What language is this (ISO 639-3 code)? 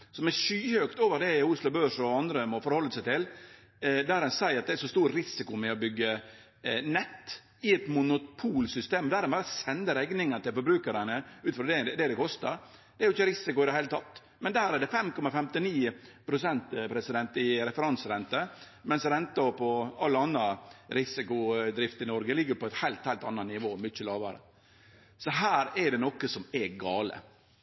nno